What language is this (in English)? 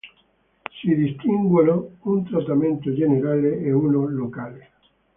Italian